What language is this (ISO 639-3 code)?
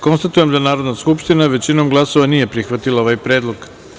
srp